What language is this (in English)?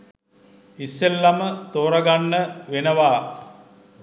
Sinhala